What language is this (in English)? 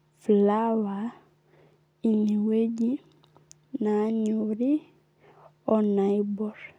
Masai